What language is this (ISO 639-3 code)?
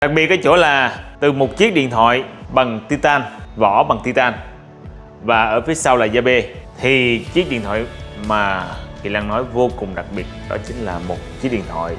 vie